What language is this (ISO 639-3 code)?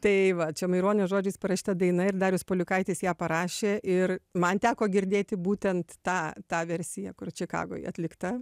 lit